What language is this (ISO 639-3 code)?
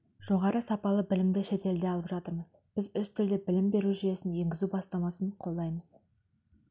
kaz